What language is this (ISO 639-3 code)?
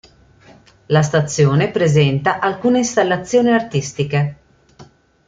ita